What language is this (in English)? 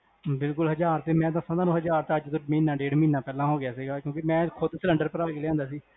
Punjabi